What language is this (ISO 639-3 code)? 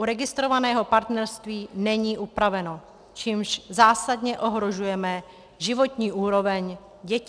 ces